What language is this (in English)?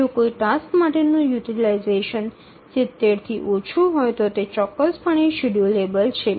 Gujarati